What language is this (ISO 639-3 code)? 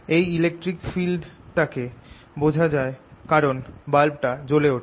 ben